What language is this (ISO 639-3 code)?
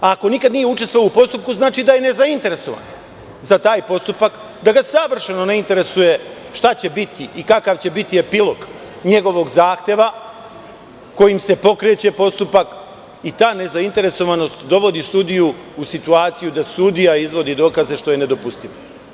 srp